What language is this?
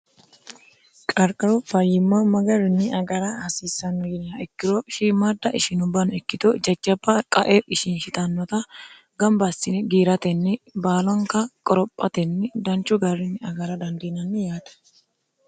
Sidamo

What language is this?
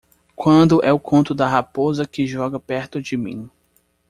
Portuguese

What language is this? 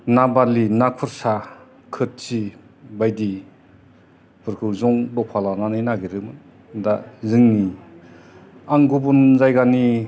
Bodo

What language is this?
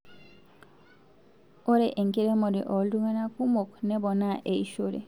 Masai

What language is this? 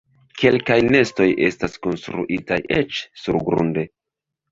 Esperanto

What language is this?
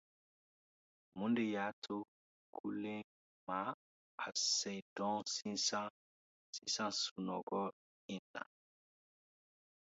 Dyula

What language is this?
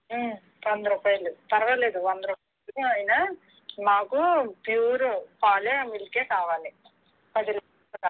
Telugu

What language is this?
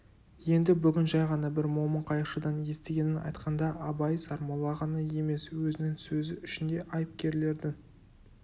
Kazakh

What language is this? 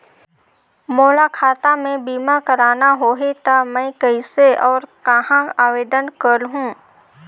Chhattisgarhi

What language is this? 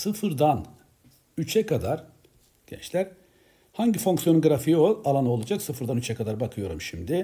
Turkish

